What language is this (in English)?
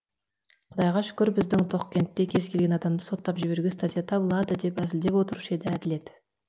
Kazakh